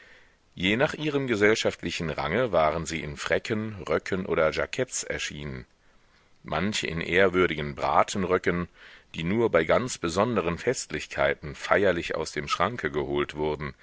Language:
German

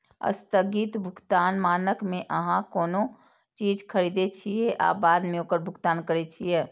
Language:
Maithili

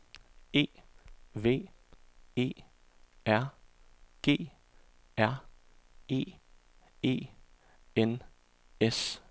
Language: Danish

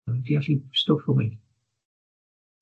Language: Welsh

